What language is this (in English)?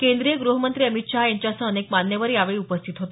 Marathi